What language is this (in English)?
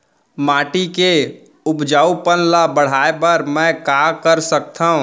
Chhattisgarhi